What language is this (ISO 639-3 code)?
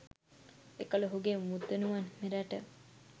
sin